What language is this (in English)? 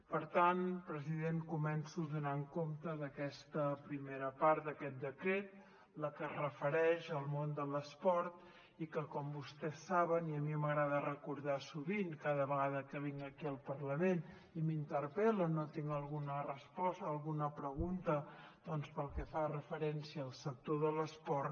Catalan